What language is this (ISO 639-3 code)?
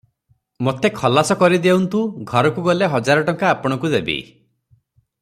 ori